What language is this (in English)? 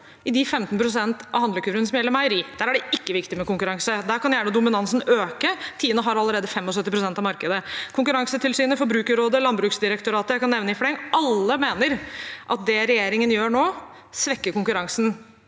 Norwegian